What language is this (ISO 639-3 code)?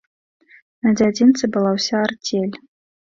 bel